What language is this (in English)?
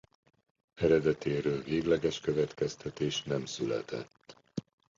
Hungarian